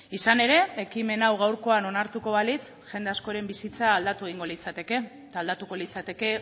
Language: Basque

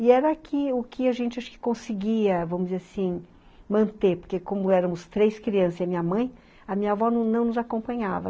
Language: Portuguese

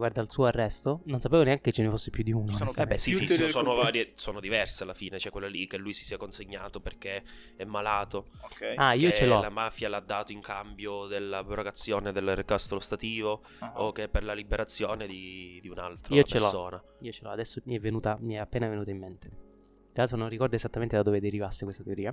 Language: Italian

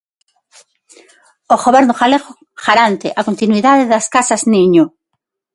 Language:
Galician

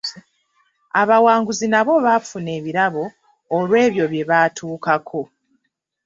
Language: Ganda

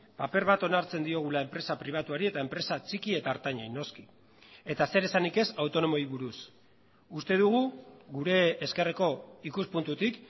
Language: Basque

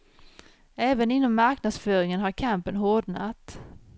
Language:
Swedish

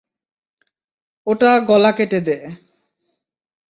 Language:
Bangla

